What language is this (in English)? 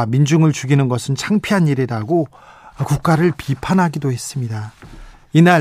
Korean